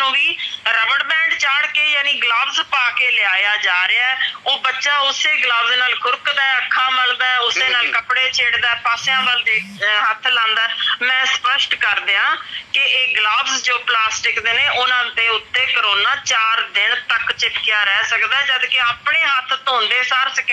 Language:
Punjabi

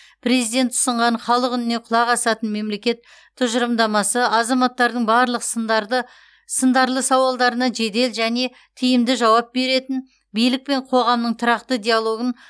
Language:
Kazakh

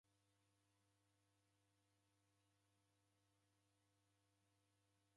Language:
Taita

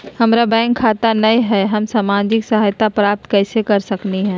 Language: Magahi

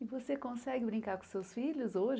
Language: Portuguese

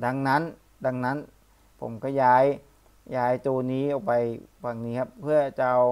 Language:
Thai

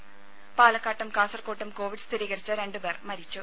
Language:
Malayalam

